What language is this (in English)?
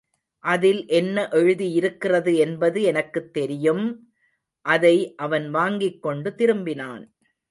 Tamil